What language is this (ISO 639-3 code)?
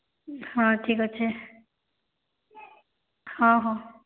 ori